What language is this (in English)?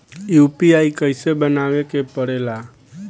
Bhojpuri